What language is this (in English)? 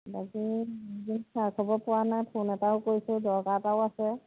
Assamese